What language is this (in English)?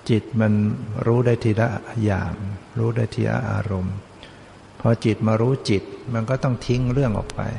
Thai